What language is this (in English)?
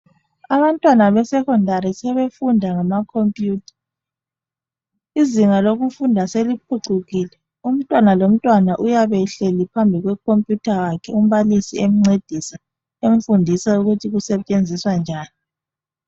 North Ndebele